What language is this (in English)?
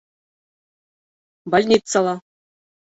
Bashkir